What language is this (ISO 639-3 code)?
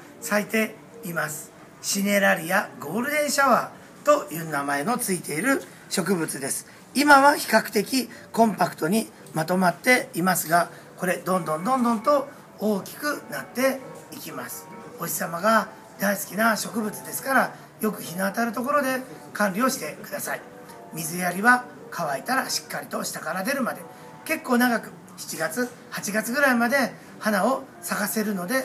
jpn